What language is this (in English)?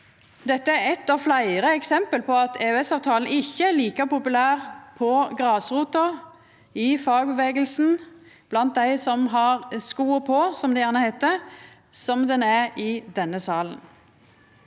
Norwegian